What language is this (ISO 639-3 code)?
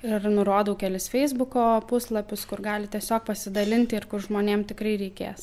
lit